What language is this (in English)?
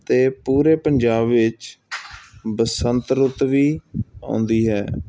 Punjabi